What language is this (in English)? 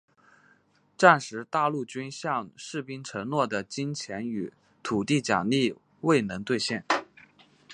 Chinese